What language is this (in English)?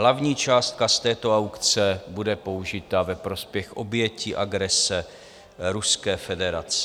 Czech